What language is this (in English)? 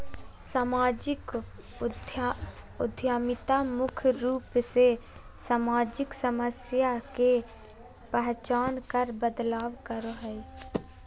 Magahi